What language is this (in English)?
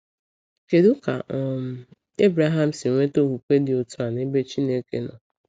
Igbo